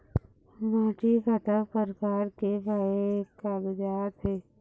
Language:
Chhattisgarhi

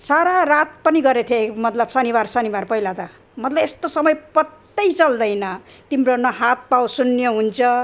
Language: Nepali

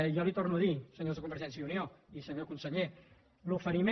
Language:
Catalan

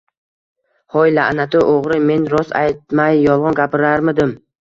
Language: Uzbek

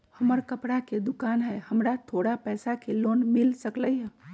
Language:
Magahi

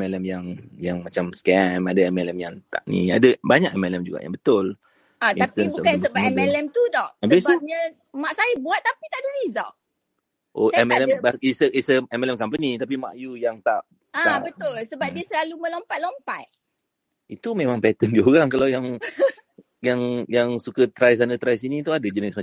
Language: Malay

